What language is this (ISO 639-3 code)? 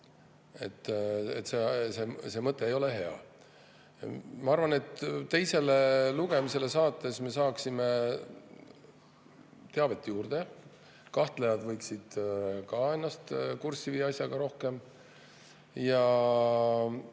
est